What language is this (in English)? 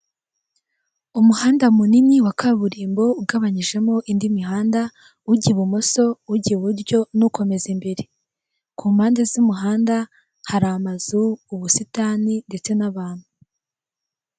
Kinyarwanda